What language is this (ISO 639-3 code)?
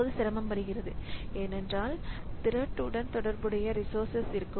tam